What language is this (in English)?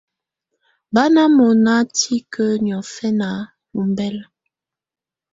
Tunen